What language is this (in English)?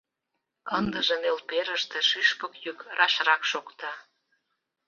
Mari